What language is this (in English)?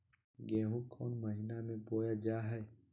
Magahi